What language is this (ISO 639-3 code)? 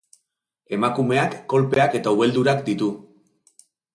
eus